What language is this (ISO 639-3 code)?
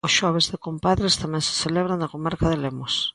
glg